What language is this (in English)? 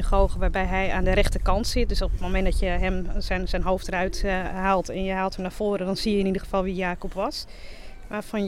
Dutch